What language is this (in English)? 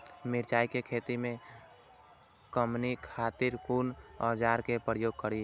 Maithili